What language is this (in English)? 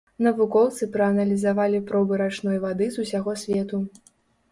Belarusian